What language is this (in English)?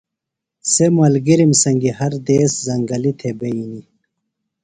Phalura